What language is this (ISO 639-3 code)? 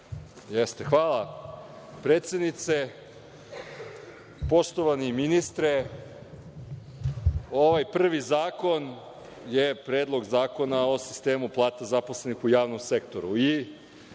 srp